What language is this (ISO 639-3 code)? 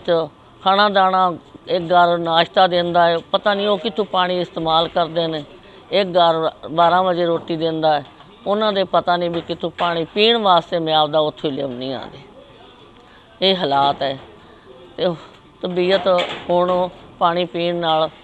vie